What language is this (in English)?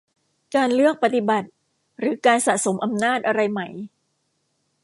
Thai